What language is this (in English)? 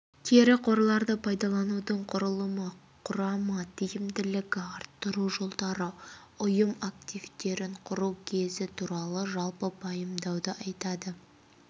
Kazakh